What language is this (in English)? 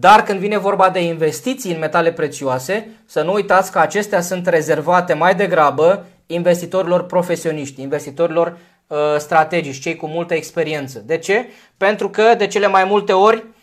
Romanian